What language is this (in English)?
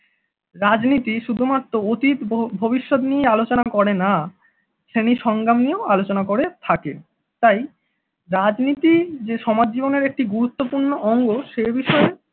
Bangla